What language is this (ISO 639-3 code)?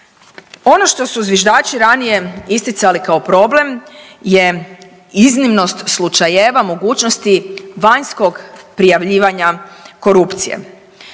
hrv